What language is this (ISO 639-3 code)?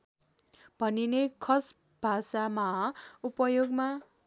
nep